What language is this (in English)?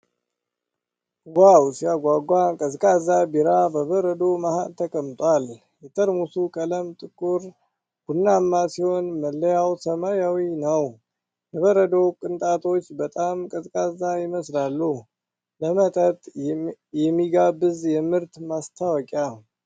Amharic